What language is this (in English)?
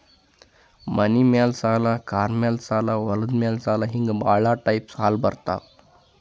Kannada